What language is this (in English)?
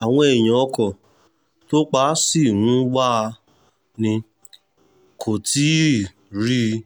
Yoruba